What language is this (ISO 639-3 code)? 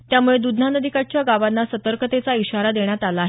mar